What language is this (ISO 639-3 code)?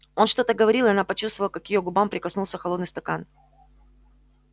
rus